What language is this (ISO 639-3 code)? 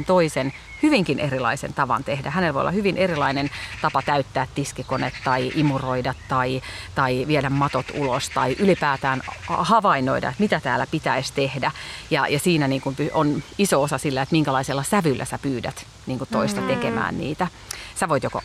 fin